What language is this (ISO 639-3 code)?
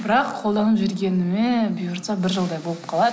kaz